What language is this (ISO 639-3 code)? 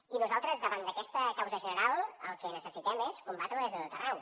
cat